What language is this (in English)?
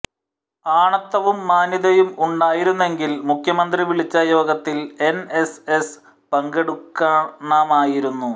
Malayalam